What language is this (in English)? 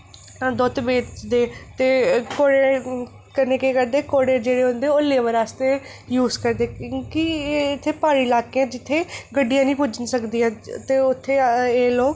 Dogri